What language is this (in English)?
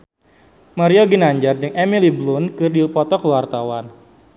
Sundanese